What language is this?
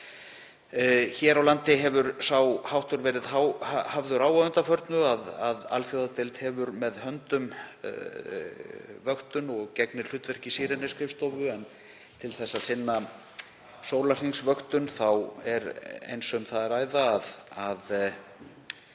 Icelandic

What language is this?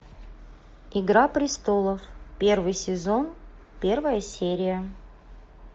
Russian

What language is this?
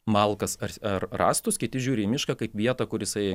Lithuanian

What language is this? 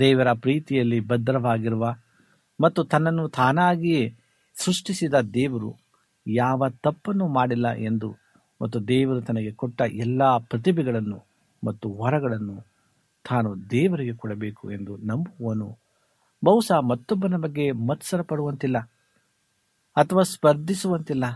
Kannada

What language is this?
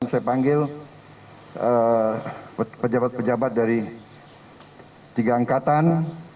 Indonesian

